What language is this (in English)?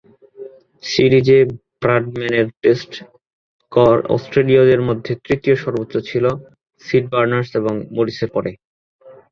Bangla